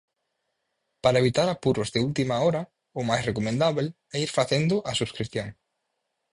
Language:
Galician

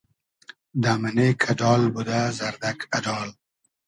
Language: Hazaragi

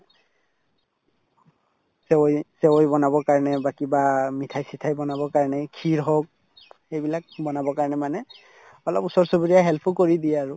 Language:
Assamese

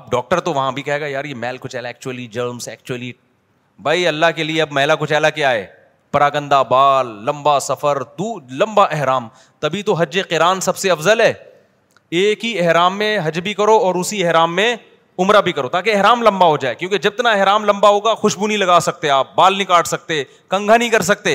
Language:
Urdu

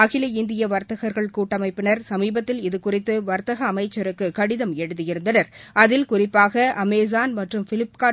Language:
Tamil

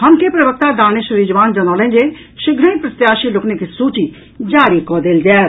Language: Maithili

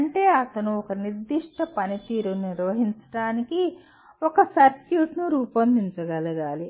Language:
Telugu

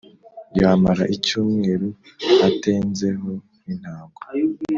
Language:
Kinyarwanda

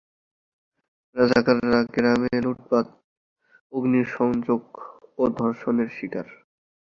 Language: Bangla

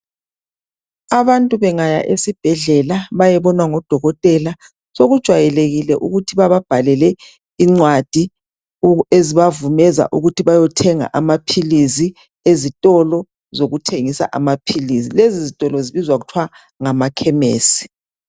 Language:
North Ndebele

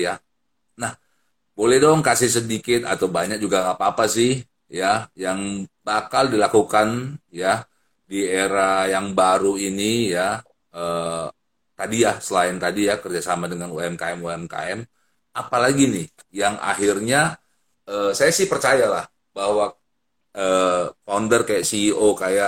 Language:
Indonesian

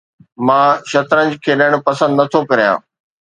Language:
Sindhi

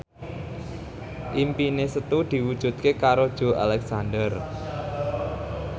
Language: Javanese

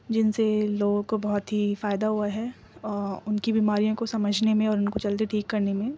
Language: Urdu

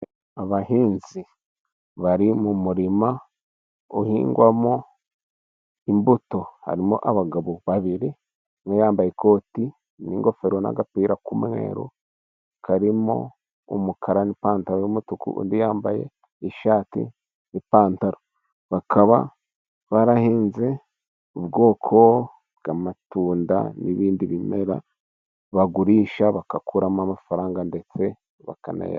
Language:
Kinyarwanda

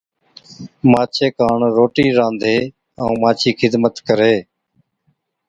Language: Od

